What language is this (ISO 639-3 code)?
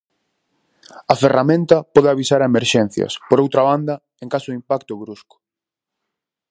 glg